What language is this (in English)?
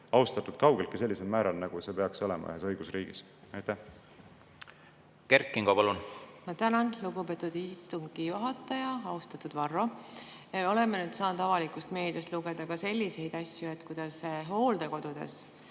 Estonian